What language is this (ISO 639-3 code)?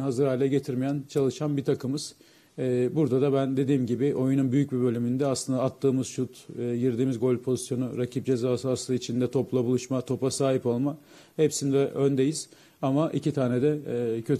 tur